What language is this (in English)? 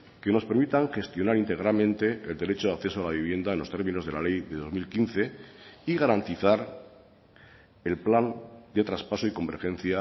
Spanish